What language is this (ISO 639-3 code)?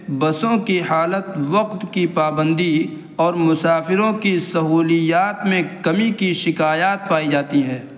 urd